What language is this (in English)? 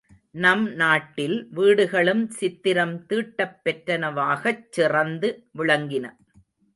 Tamil